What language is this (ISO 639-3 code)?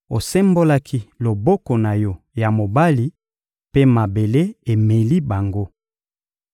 lin